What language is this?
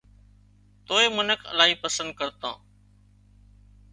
Wadiyara Koli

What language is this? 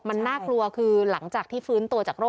Thai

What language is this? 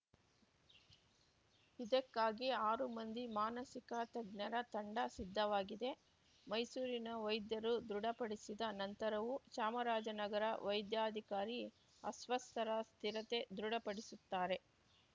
Kannada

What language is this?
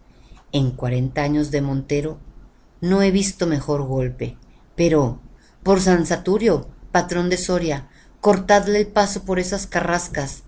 Spanish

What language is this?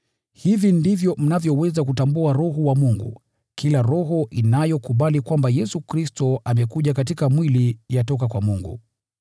Swahili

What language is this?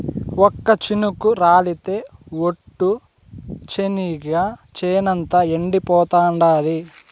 Telugu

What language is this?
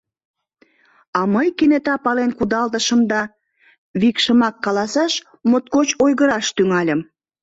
Mari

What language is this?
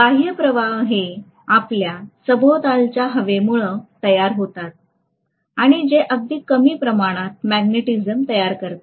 Marathi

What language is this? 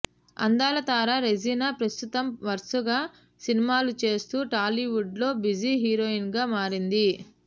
Telugu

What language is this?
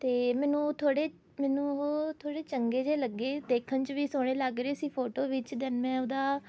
Punjabi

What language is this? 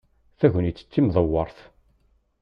Kabyle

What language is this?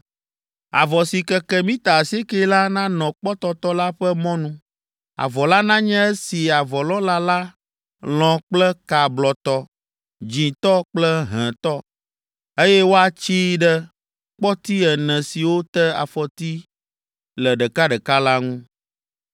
Ewe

